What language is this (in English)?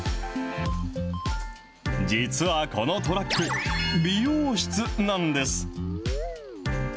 Japanese